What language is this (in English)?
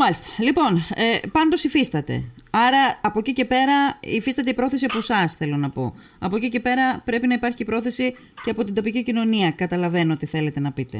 Greek